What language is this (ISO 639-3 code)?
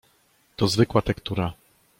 pol